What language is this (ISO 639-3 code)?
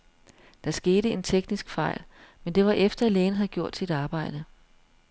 dan